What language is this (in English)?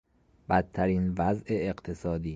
Persian